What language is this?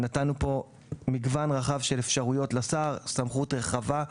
Hebrew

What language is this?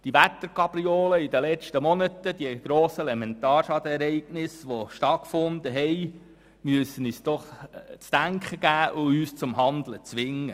Swiss German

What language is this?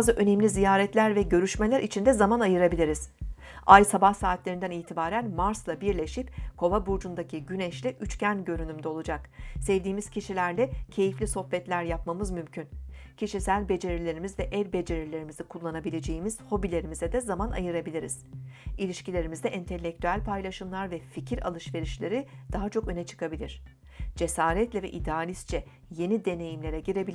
Turkish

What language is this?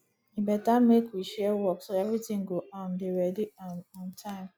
Nigerian Pidgin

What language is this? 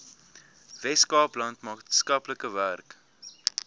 Afrikaans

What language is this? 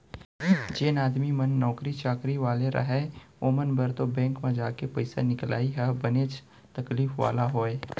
Chhattisgarhi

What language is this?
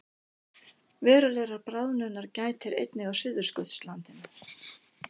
Icelandic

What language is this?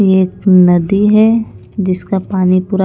Hindi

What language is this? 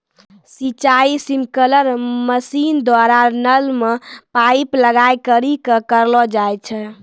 Maithili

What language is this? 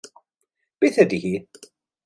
Welsh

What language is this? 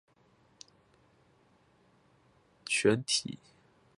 Chinese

